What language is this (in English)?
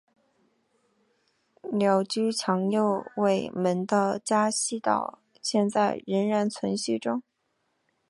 Chinese